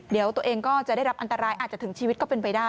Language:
Thai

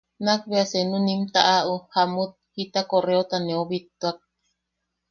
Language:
Yaqui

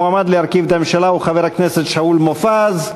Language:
Hebrew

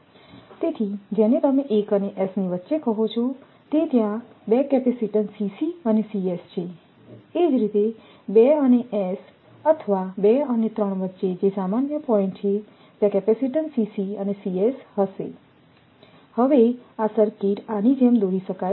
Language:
Gujarati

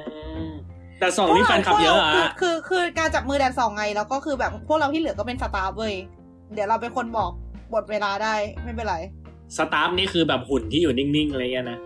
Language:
Thai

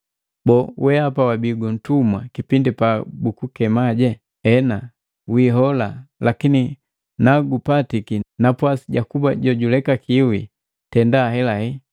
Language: Matengo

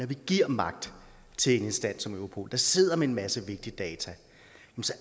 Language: Danish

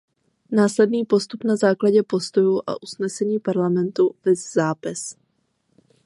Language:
Czech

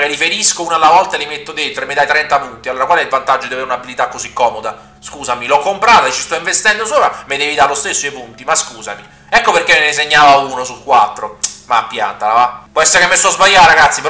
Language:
Italian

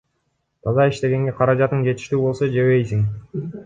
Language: Kyrgyz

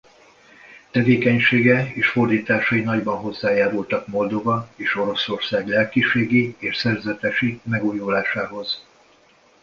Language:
Hungarian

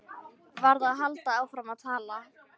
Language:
Icelandic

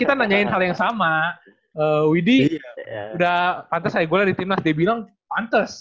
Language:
Indonesian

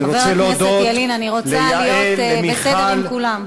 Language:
Hebrew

